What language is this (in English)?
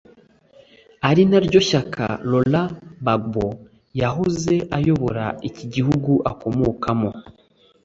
Kinyarwanda